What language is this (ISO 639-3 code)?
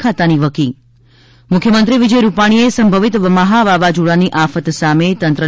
guj